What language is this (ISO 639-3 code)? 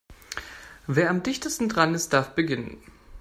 deu